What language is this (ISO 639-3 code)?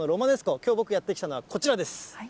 jpn